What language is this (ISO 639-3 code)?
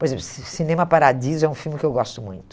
por